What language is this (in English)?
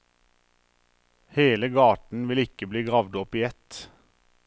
Norwegian